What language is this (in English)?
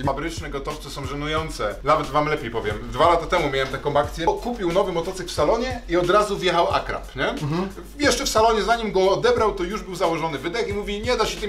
Polish